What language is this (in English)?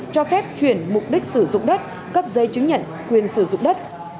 Vietnamese